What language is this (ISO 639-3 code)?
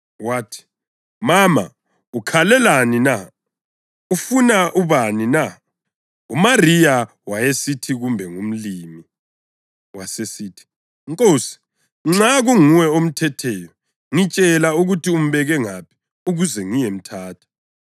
nde